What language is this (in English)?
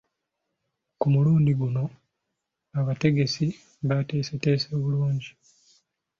Ganda